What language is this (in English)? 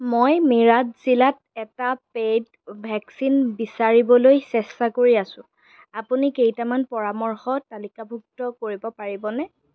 Assamese